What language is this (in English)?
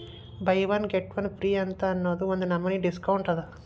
Kannada